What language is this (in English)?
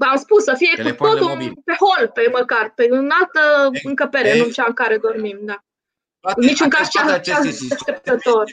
Romanian